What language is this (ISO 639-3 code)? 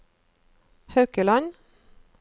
nor